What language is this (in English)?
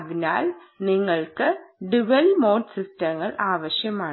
Malayalam